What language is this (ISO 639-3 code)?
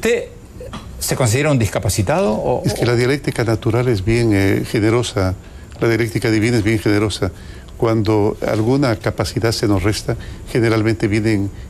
spa